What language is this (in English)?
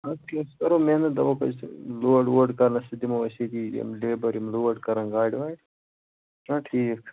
Kashmiri